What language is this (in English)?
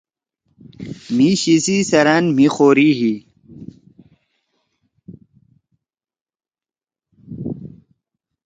Torwali